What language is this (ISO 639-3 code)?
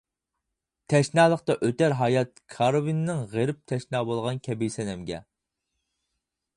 uig